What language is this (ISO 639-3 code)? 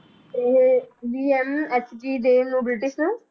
pan